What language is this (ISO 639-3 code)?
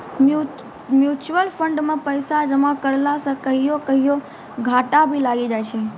mai